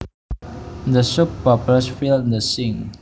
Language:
Javanese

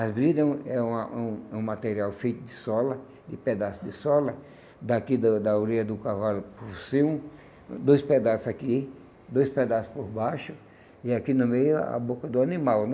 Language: Portuguese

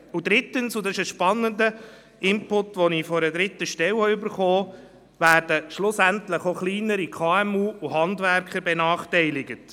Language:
Swiss German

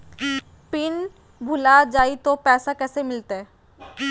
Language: Magahi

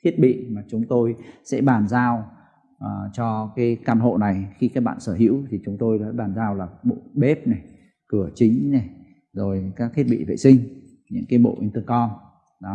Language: Vietnamese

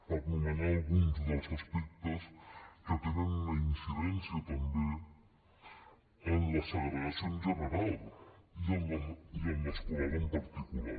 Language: Catalan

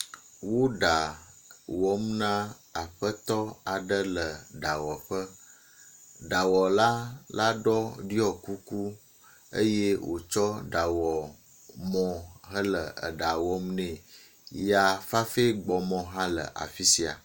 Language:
Ewe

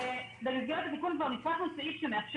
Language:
Hebrew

